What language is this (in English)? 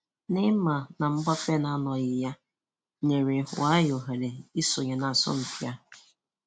Igbo